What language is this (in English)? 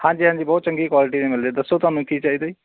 Punjabi